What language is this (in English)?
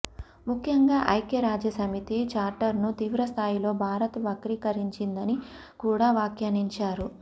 Telugu